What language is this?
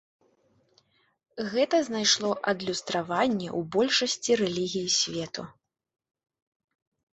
Belarusian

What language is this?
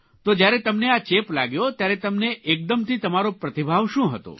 Gujarati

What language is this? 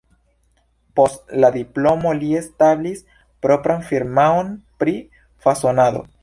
Esperanto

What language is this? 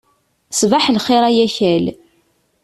Kabyle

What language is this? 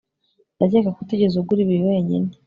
Kinyarwanda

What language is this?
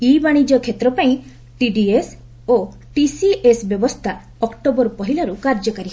Odia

